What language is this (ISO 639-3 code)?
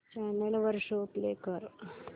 mar